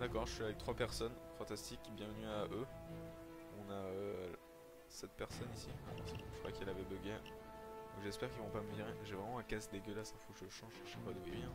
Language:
French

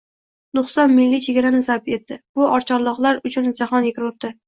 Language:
Uzbek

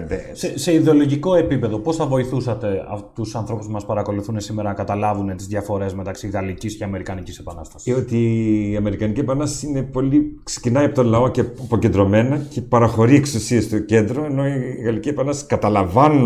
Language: Greek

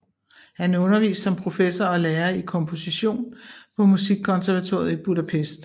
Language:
Danish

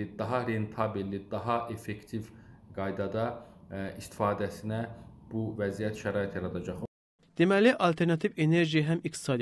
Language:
Turkish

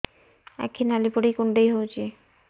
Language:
Odia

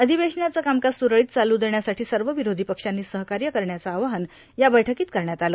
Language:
Marathi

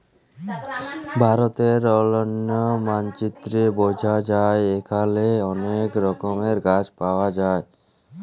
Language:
Bangla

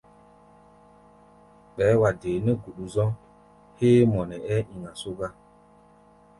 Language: Gbaya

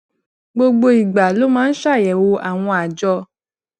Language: Yoruba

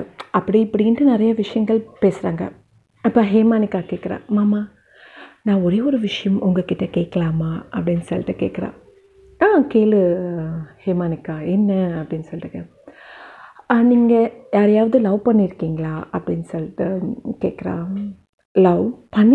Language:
Tamil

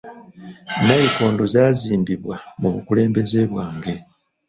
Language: Ganda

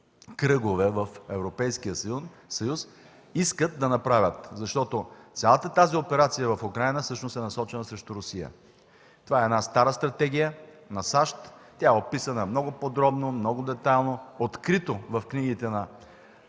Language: Bulgarian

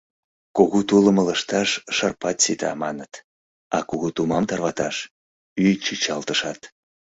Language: Mari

